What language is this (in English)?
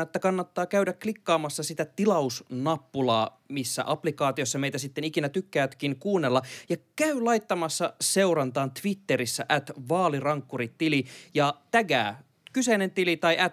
Finnish